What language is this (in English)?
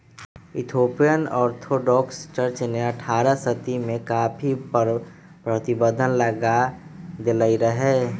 Magahi